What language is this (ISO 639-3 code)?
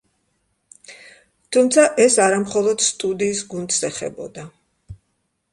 kat